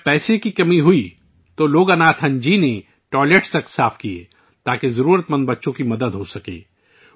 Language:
Urdu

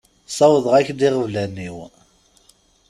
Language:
Kabyle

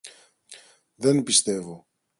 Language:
Greek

